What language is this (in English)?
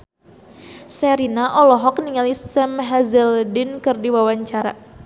Sundanese